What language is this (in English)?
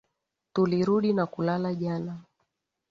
Swahili